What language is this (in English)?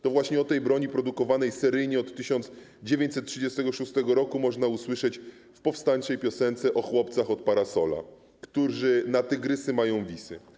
Polish